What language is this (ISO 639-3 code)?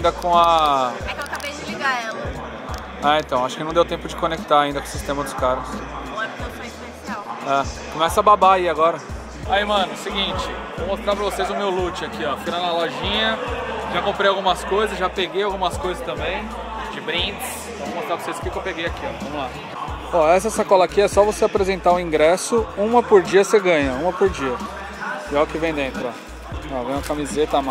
por